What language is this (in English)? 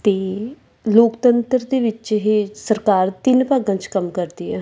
Punjabi